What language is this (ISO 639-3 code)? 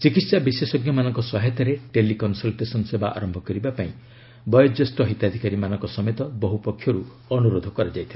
ori